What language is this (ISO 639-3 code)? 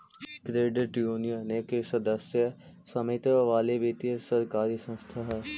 mag